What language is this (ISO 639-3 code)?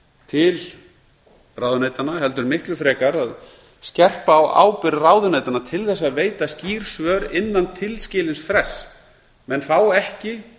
isl